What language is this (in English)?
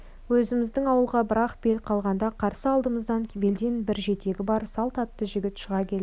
Kazakh